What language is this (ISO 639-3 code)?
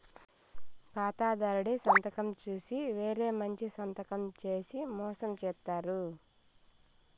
tel